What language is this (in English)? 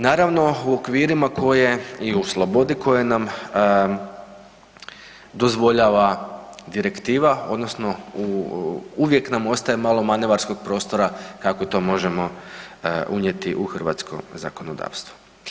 Croatian